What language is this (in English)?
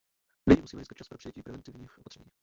Czech